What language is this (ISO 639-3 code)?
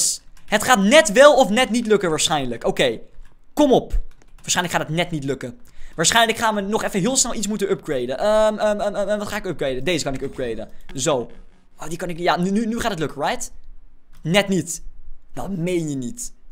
nld